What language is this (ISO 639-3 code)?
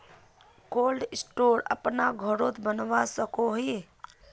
mag